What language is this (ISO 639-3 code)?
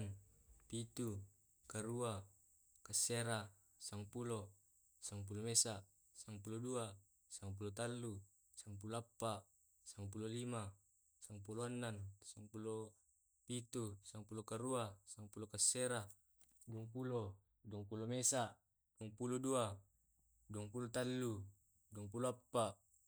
rob